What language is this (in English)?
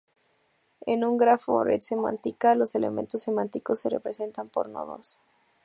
Spanish